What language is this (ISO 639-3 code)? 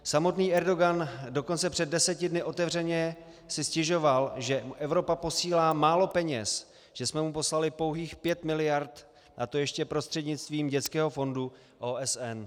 ces